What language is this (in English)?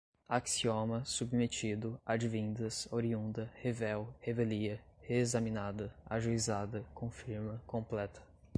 Portuguese